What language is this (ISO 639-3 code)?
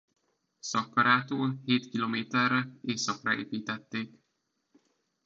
hun